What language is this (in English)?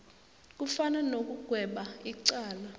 South Ndebele